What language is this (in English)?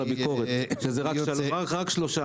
Hebrew